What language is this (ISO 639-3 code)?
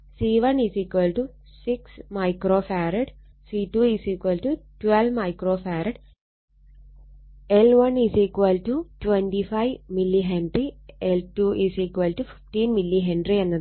mal